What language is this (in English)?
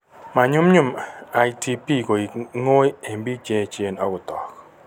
Kalenjin